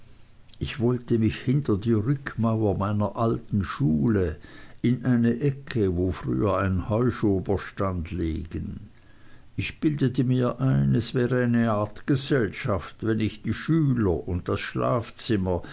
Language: German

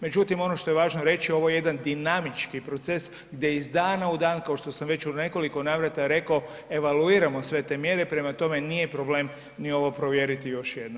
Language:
Croatian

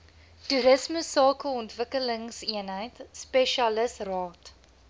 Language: Afrikaans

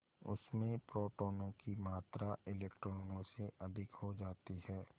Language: Hindi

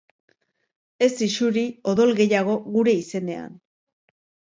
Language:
Basque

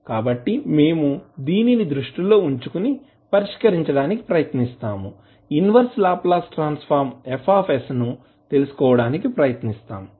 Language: Telugu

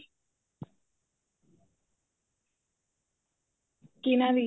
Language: Punjabi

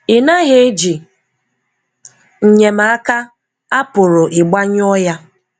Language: Igbo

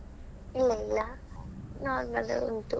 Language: Kannada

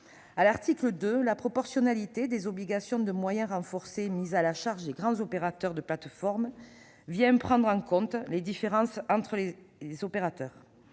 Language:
French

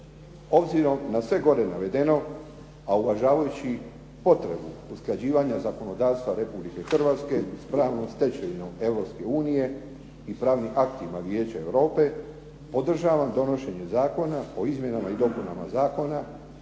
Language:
Croatian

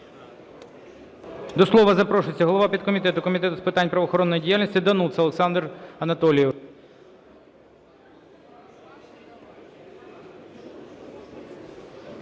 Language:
Ukrainian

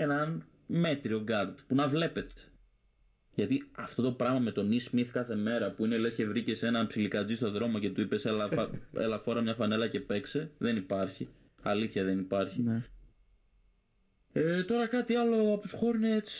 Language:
Greek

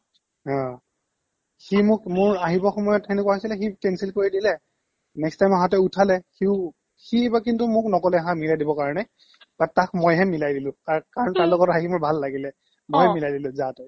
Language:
Assamese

